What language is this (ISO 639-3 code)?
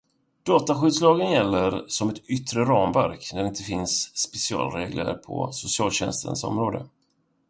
swe